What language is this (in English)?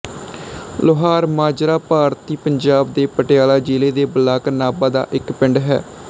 Punjabi